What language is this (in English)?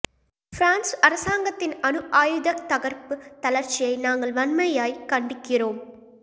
Tamil